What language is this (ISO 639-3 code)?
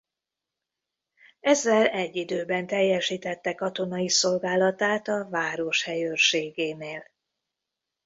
hun